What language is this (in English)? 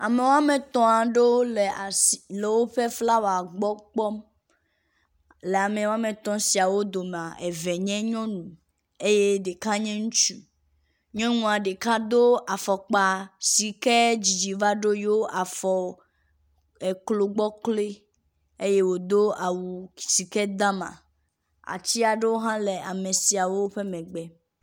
Ewe